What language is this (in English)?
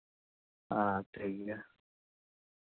Santali